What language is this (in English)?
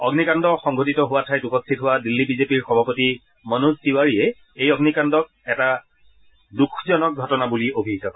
Assamese